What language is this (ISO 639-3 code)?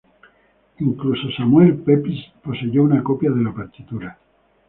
spa